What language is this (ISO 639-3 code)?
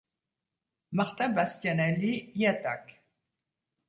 fra